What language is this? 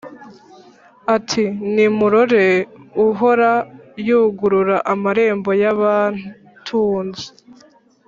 Kinyarwanda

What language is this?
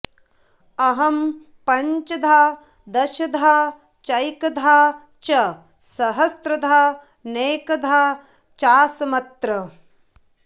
Sanskrit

